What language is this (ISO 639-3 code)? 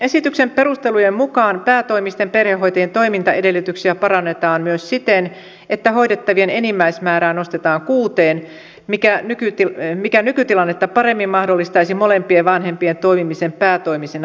fin